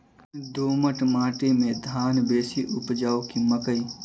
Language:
Maithili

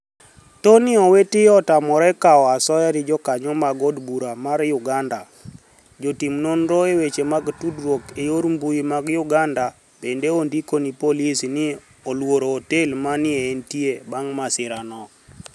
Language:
Luo (Kenya and Tanzania)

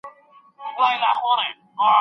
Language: Pashto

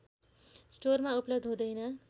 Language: Nepali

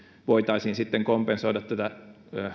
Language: Finnish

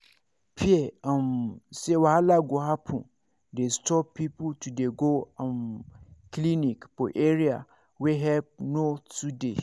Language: Nigerian Pidgin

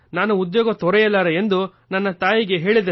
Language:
Kannada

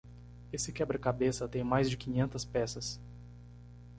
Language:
Portuguese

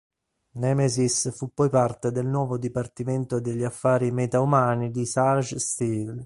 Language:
Italian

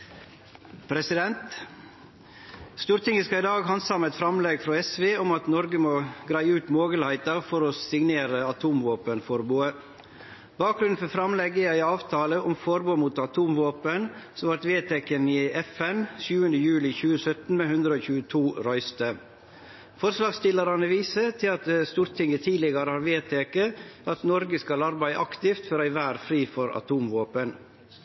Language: Norwegian Nynorsk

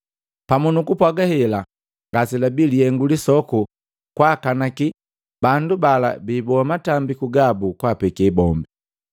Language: Matengo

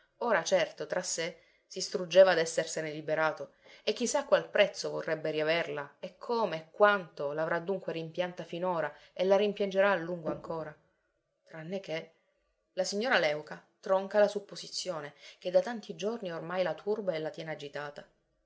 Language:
Italian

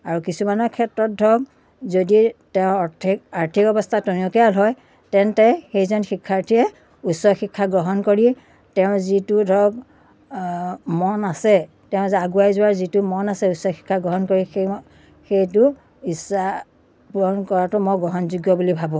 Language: Assamese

